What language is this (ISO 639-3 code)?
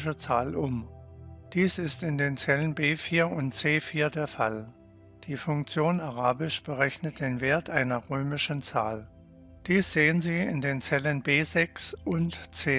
deu